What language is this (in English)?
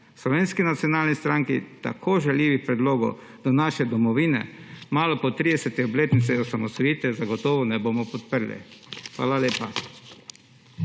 Slovenian